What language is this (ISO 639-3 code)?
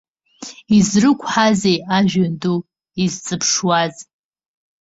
abk